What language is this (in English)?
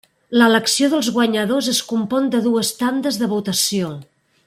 Catalan